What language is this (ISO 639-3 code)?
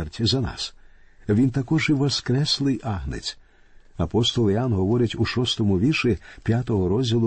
ukr